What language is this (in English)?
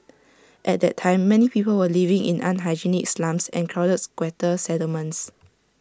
English